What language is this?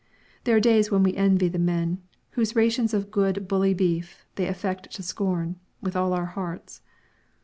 English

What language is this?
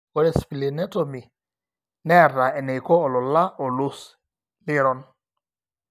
Masai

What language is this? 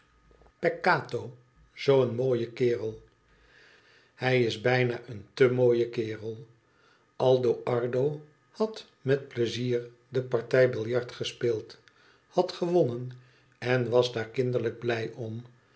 Dutch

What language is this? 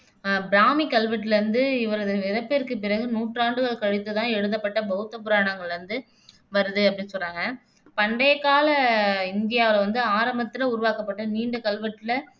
Tamil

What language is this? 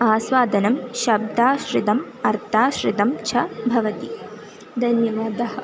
Sanskrit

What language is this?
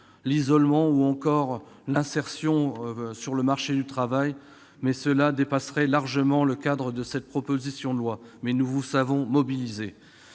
French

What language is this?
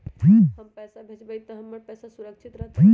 Magahi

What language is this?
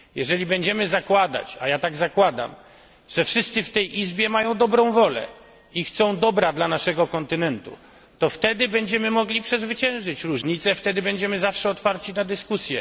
Polish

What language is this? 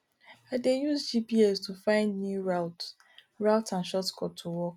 Nigerian Pidgin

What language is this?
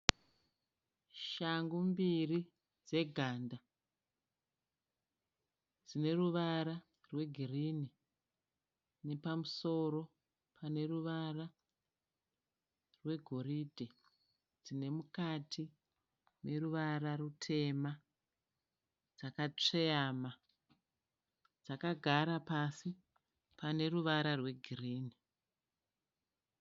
Shona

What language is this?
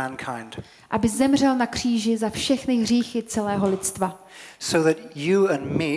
Czech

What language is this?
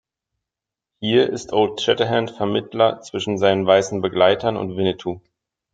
German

